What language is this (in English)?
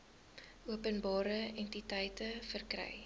Afrikaans